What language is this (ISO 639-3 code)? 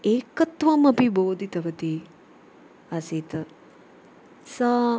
san